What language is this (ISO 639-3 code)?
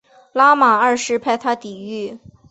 zho